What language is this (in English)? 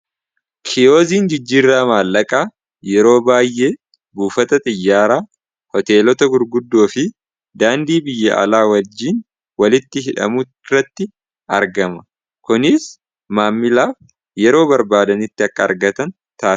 Oromo